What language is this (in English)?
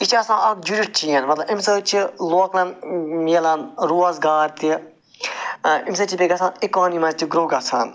Kashmiri